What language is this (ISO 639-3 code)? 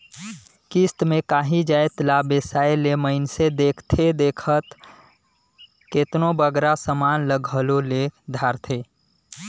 hne